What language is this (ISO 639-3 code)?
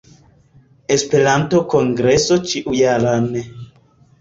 epo